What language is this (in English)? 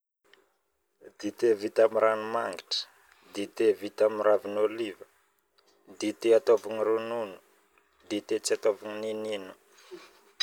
Northern Betsimisaraka Malagasy